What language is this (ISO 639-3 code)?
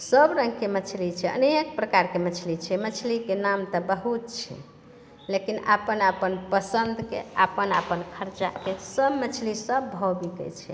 mai